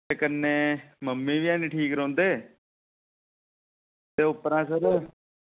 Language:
Dogri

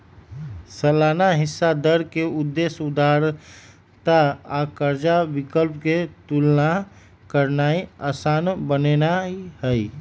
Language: Magahi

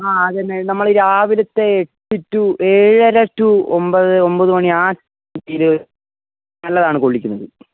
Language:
Malayalam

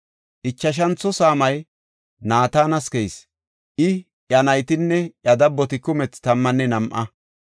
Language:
Gofa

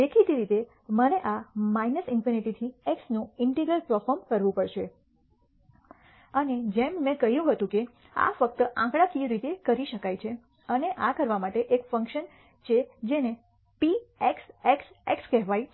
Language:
Gujarati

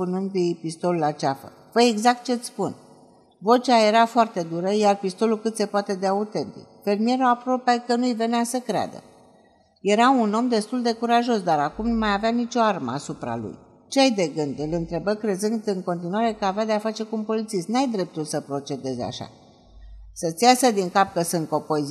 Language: Romanian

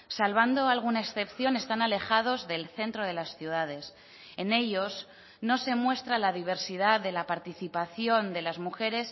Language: Spanish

